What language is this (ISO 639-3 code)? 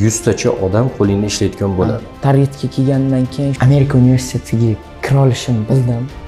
tur